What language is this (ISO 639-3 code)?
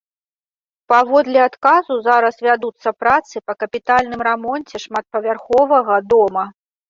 bel